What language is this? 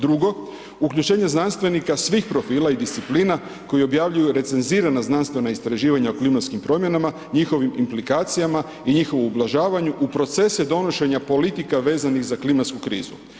Croatian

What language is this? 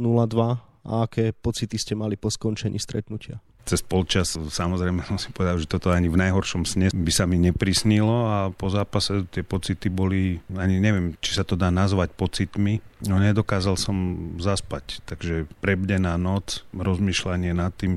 Slovak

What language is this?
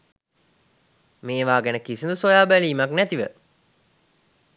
Sinhala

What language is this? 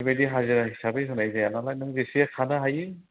Bodo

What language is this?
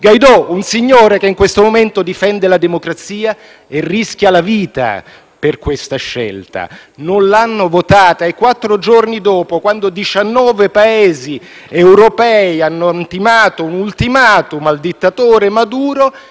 Italian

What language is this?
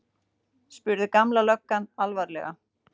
Icelandic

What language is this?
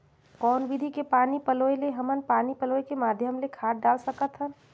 Chhattisgarhi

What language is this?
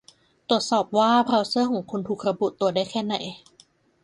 Thai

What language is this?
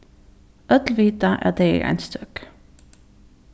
Faroese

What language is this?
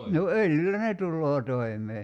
Finnish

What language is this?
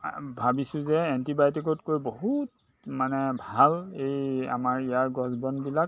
Assamese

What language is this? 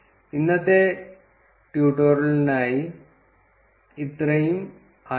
Malayalam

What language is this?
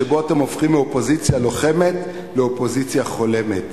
Hebrew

